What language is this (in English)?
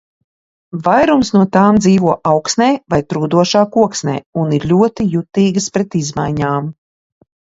Latvian